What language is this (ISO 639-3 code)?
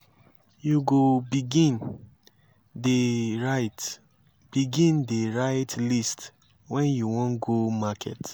pcm